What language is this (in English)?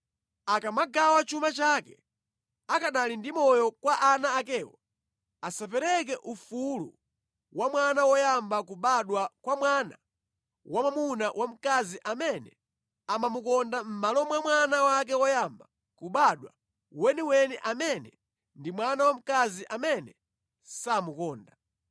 Nyanja